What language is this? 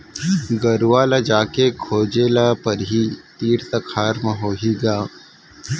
Chhattisgarhi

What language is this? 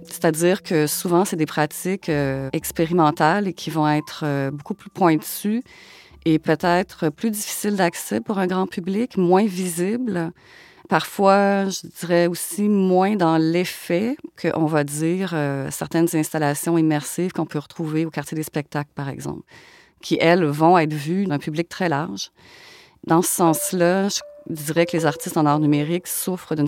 French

